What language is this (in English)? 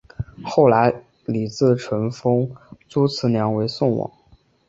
Chinese